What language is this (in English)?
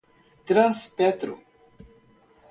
Portuguese